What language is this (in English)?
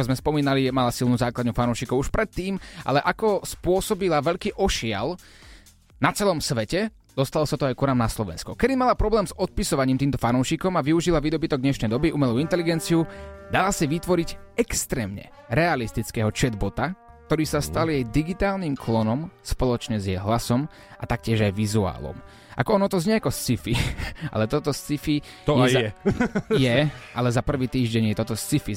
Slovak